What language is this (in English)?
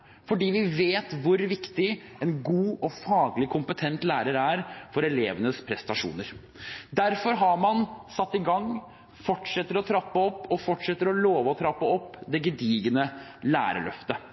Norwegian Bokmål